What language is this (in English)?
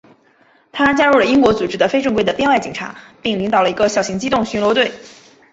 Chinese